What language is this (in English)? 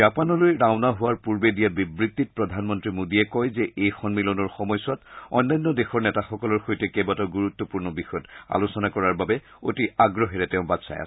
Assamese